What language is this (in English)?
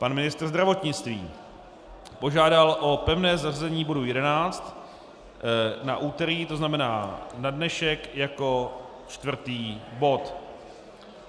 Czech